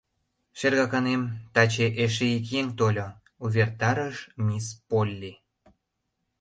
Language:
Mari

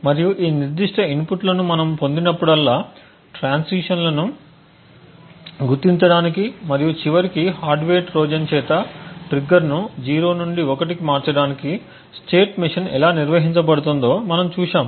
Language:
Telugu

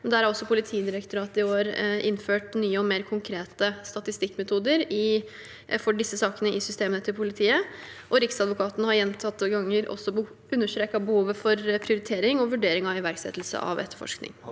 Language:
Norwegian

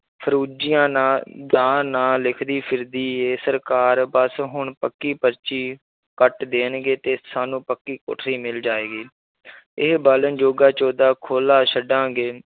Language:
Punjabi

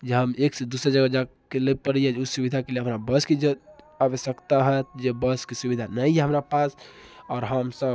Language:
Maithili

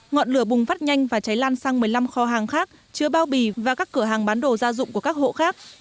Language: Vietnamese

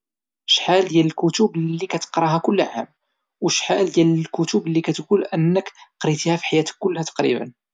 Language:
Moroccan Arabic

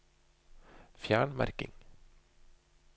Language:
Norwegian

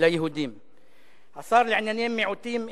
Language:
Hebrew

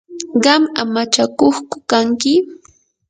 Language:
Yanahuanca Pasco Quechua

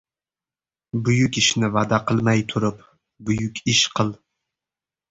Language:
Uzbek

